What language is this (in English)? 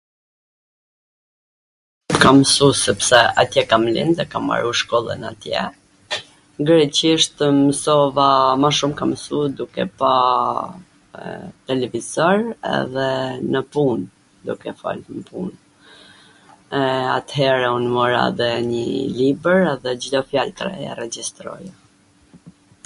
Gheg Albanian